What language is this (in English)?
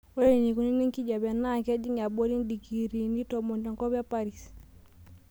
Masai